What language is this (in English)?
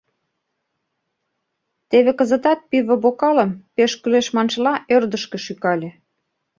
Mari